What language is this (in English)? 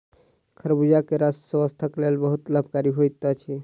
Maithili